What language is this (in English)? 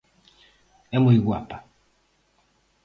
Galician